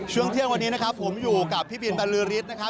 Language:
Thai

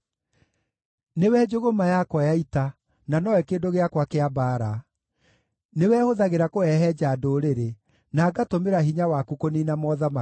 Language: Kikuyu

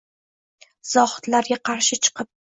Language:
Uzbek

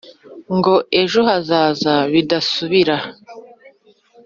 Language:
Kinyarwanda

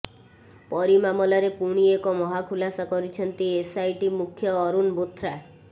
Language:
Odia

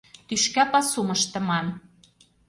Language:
Mari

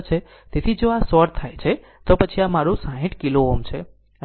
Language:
Gujarati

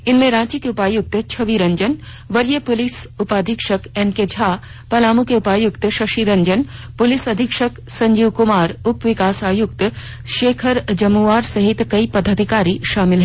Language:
Hindi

